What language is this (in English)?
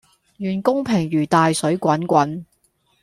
Cantonese